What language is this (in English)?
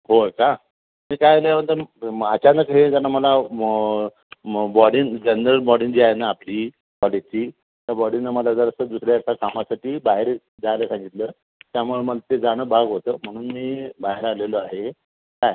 Marathi